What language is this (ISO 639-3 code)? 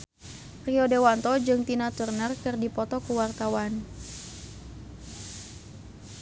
sun